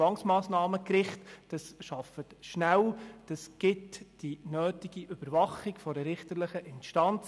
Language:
Swiss German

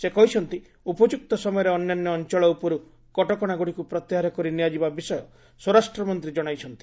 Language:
Odia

